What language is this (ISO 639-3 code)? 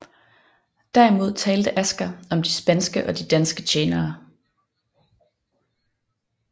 dan